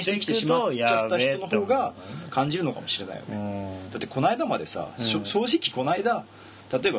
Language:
Japanese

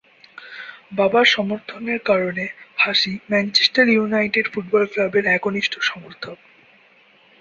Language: Bangla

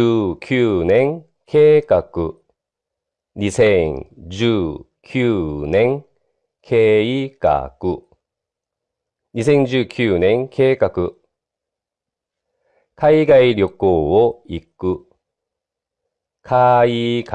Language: Japanese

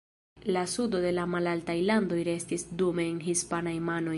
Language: Esperanto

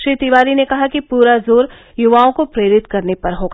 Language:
Hindi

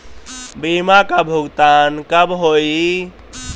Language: Bhojpuri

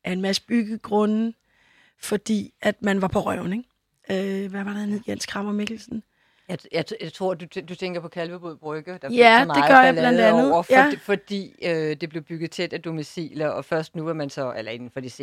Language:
Danish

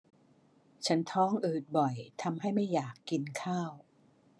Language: Thai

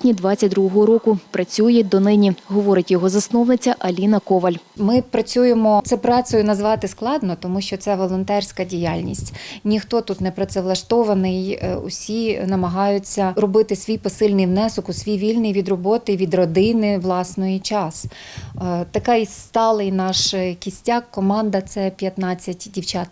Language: Ukrainian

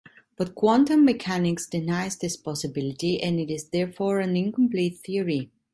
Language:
English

